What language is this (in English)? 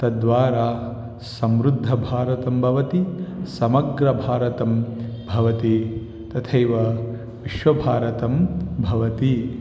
Sanskrit